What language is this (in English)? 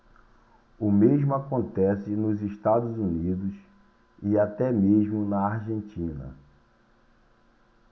Portuguese